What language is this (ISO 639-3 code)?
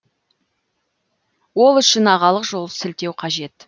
kaz